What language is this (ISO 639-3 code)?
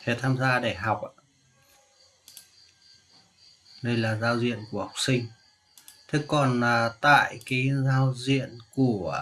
vie